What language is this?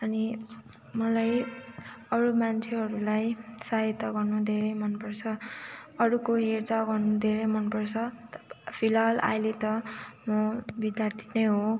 Nepali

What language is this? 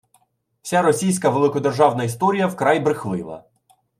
Ukrainian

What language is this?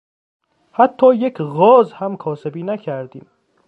Persian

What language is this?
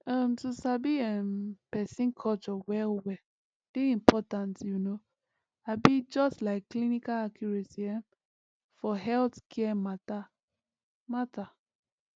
Nigerian Pidgin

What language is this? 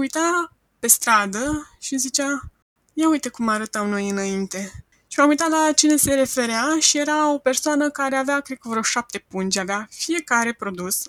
Romanian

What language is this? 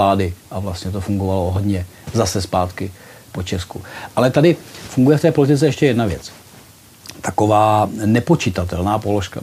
Czech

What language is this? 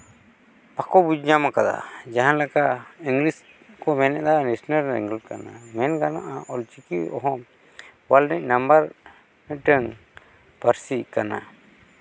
Santali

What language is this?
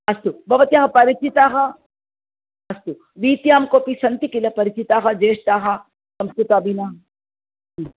Sanskrit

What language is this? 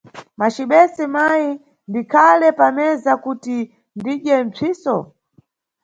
Nyungwe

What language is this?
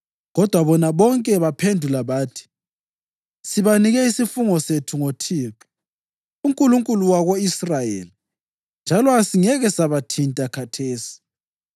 North Ndebele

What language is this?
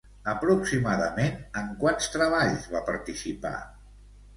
Catalan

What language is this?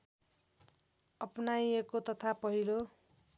Nepali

